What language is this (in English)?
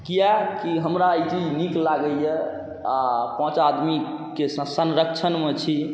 Maithili